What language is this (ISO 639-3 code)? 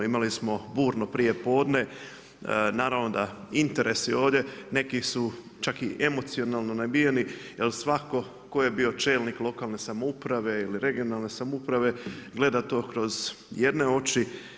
hrv